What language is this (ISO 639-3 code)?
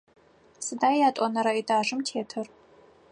ady